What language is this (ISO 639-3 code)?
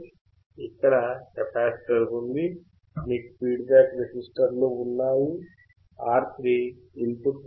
tel